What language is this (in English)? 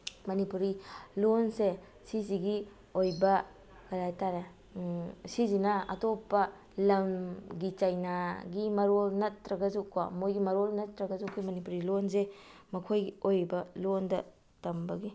Manipuri